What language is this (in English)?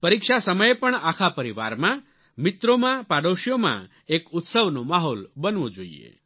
Gujarati